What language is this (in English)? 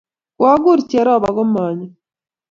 Kalenjin